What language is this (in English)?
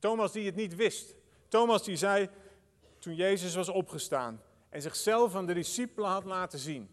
Dutch